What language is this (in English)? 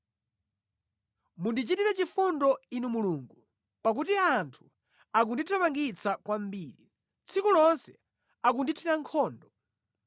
Nyanja